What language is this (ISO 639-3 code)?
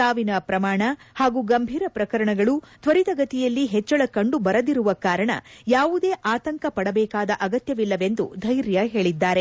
kan